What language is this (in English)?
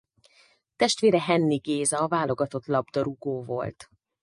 Hungarian